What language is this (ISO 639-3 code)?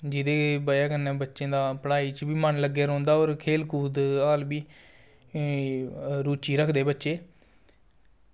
doi